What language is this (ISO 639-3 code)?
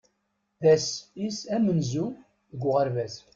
kab